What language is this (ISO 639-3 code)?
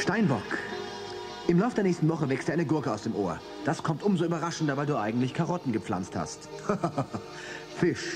deu